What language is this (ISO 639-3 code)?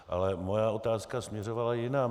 ces